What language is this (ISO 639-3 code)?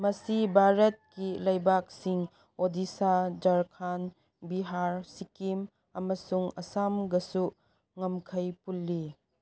mni